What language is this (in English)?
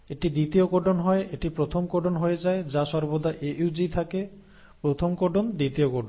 Bangla